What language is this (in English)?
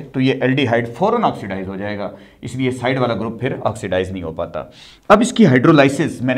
Hindi